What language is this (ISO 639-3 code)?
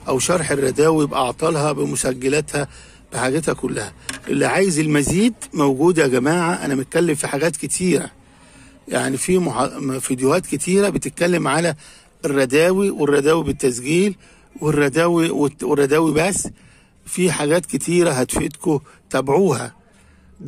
ara